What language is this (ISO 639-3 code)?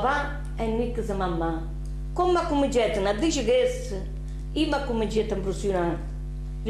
ita